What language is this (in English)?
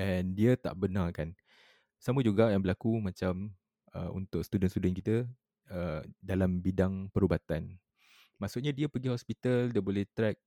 Malay